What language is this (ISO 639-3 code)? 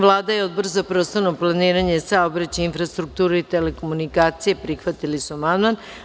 srp